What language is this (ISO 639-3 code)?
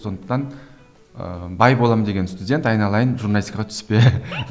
kaz